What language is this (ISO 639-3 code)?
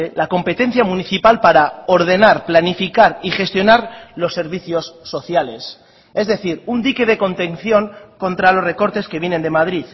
spa